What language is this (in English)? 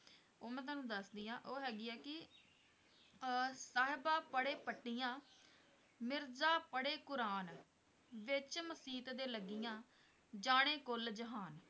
Punjabi